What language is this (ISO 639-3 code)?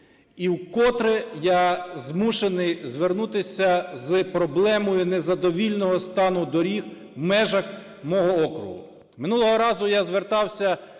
ukr